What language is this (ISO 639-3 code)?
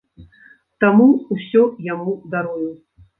bel